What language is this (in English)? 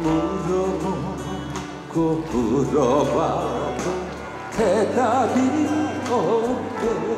Korean